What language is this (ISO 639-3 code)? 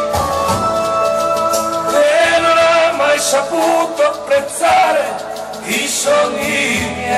ron